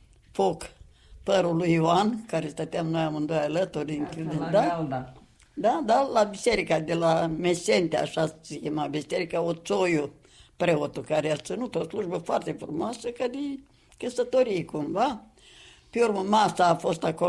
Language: Romanian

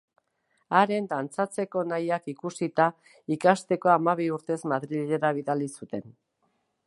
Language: Basque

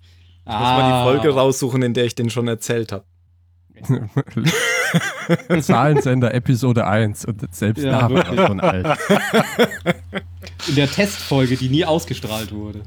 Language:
German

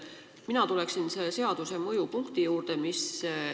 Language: Estonian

